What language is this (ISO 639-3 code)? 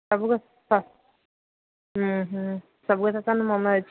ori